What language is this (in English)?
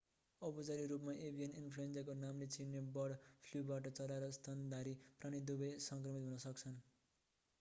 Nepali